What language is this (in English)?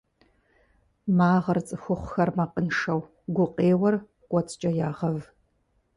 Kabardian